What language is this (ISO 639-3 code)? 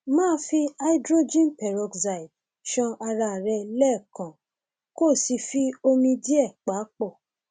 yor